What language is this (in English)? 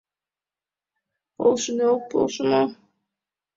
Mari